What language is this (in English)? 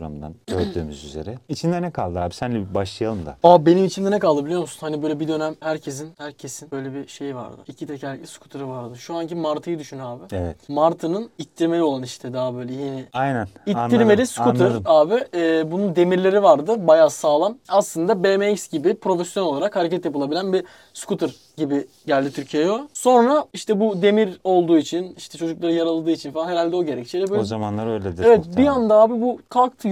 Turkish